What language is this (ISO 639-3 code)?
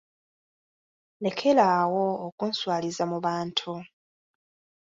lug